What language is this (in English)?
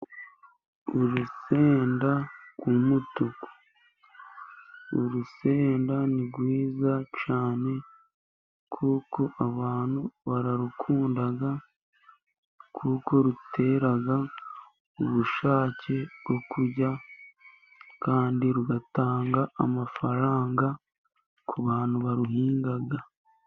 Kinyarwanda